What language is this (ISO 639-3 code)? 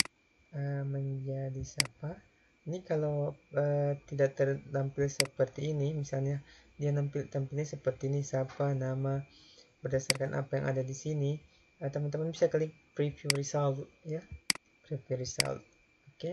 ind